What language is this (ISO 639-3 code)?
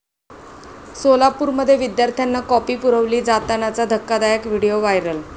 mar